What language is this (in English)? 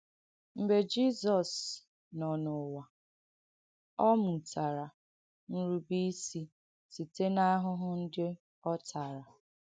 Igbo